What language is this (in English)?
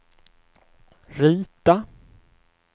Swedish